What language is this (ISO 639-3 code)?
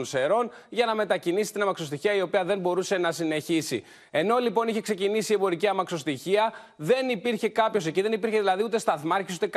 ell